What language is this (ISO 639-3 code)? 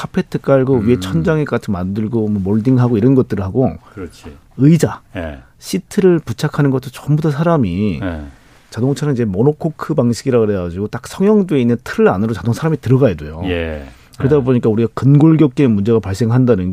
kor